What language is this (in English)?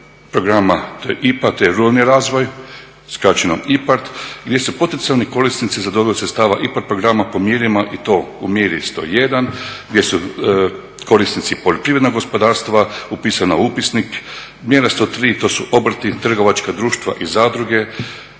Croatian